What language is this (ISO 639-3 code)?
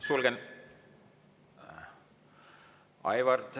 est